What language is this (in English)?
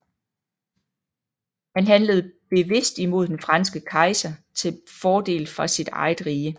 Danish